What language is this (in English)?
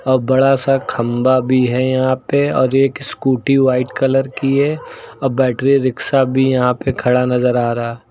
Hindi